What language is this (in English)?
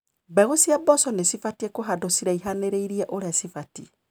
Kikuyu